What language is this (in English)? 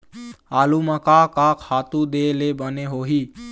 Chhattisgarhi